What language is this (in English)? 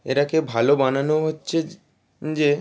Bangla